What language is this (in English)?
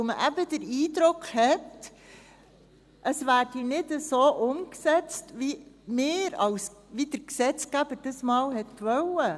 Swiss German